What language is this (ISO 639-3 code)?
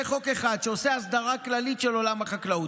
heb